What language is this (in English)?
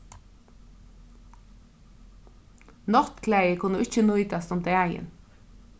Faroese